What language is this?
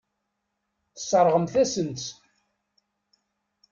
Kabyle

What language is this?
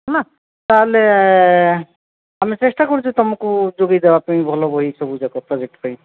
Odia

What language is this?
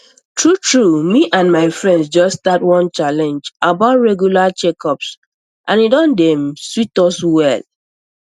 Nigerian Pidgin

